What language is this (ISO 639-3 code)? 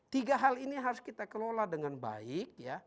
ind